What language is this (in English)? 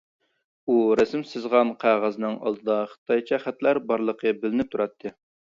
Uyghur